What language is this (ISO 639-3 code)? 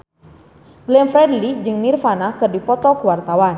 sun